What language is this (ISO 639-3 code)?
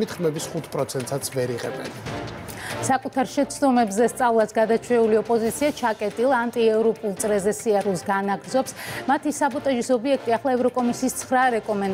ron